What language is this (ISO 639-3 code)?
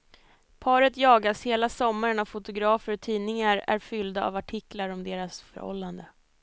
swe